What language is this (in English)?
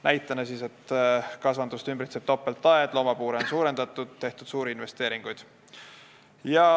Estonian